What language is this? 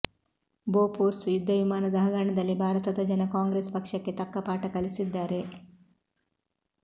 Kannada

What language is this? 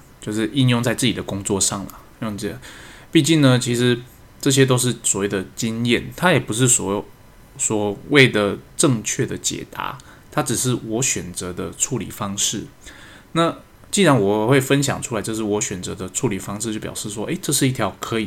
Chinese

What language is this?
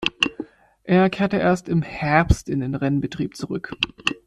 German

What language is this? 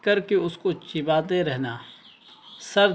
Urdu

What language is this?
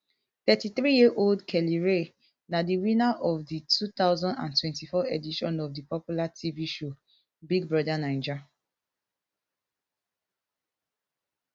Nigerian Pidgin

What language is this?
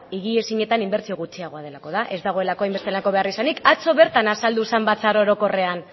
Basque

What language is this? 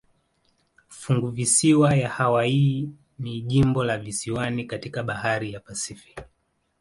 Swahili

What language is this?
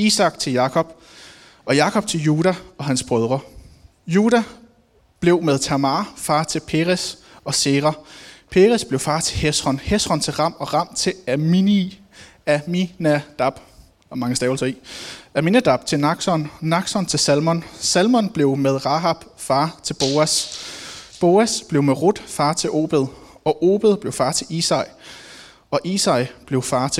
Danish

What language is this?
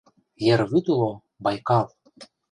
Mari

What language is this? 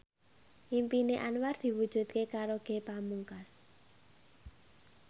Javanese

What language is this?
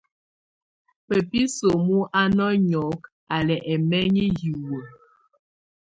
Tunen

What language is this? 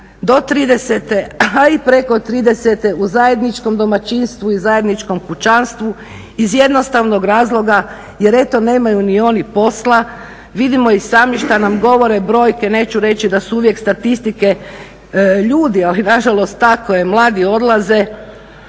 Croatian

